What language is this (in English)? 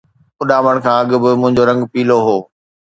Sindhi